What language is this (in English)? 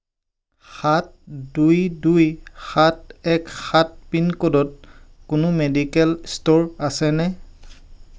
Assamese